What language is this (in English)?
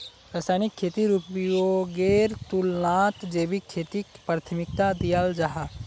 Magahi